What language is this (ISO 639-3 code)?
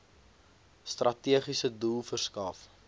afr